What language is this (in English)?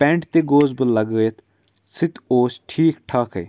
Kashmiri